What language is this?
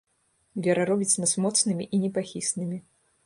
Belarusian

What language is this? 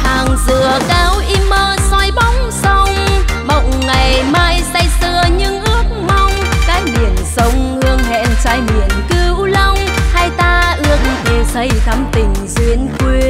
Vietnamese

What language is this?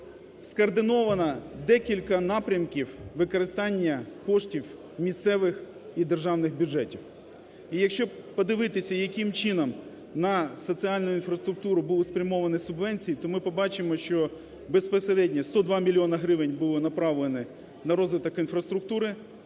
Ukrainian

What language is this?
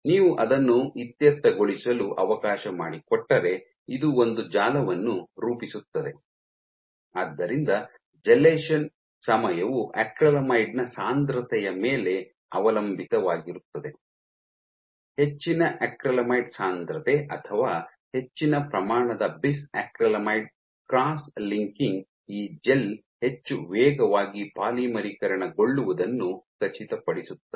Kannada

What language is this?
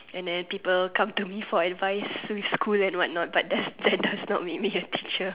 English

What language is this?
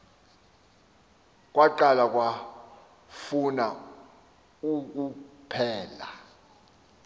Xhosa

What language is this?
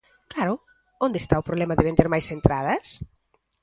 Galician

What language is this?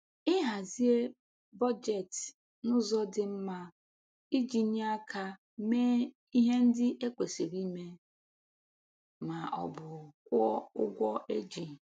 Igbo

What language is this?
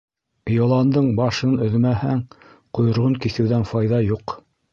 Bashkir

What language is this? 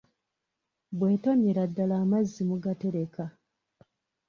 Ganda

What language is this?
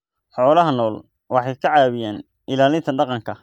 Somali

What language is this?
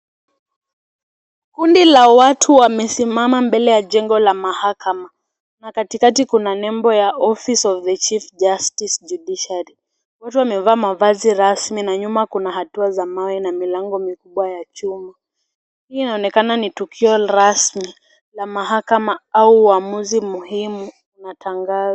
Swahili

